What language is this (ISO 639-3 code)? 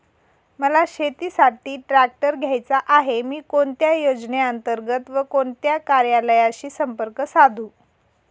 mar